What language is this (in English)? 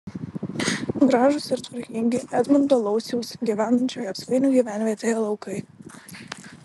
Lithuanian